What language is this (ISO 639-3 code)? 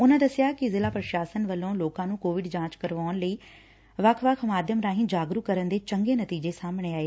pan